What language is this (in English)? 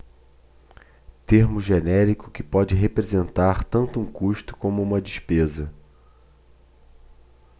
Portuguese